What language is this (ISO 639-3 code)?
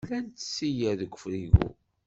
kab